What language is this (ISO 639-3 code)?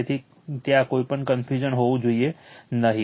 guj